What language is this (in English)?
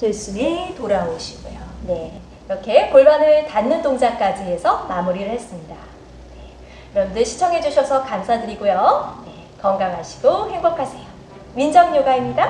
Korean